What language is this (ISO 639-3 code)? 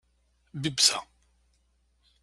kab